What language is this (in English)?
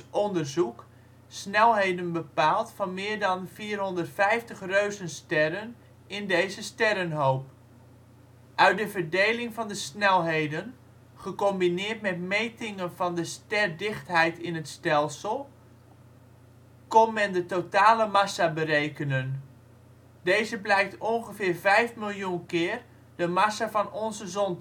Dutch